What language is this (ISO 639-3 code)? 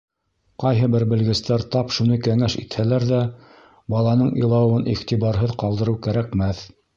bak